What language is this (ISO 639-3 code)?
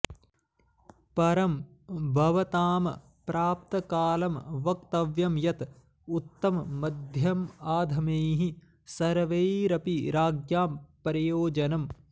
san